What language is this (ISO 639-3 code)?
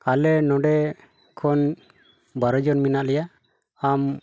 sat